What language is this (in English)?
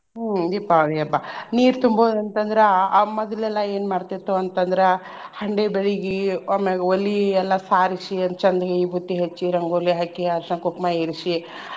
Kannada